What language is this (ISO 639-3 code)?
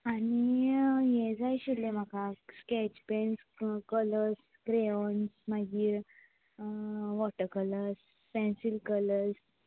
kok